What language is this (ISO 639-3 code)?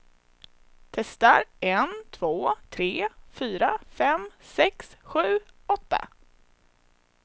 swe